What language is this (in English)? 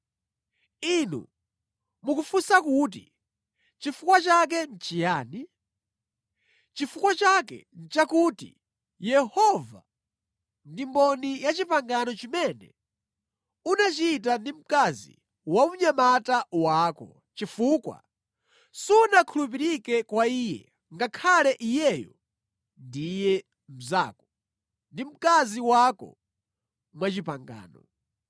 Nyanja